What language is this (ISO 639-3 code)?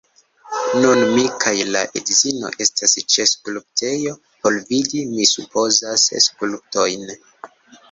epo